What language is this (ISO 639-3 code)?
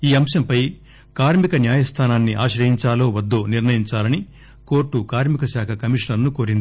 tel